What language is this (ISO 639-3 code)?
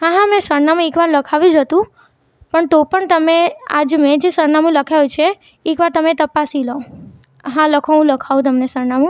guj